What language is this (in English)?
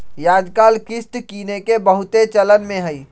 Magahi